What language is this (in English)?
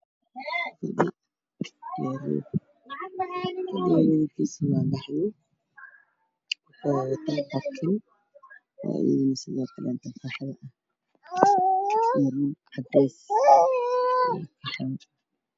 Somali